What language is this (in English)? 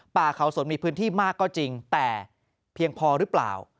Thai